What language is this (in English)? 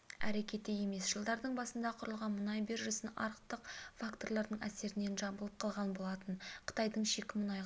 Kazakh